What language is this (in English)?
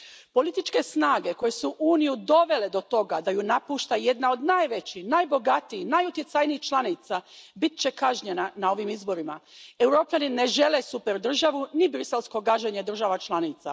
Croatian